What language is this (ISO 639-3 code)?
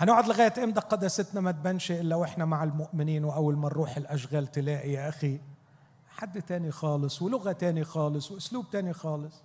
ara